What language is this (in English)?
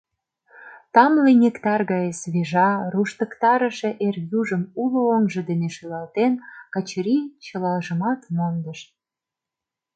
Mari